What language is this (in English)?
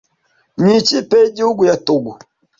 Kinyarwanda